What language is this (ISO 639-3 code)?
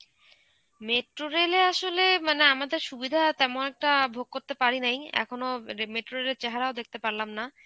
ben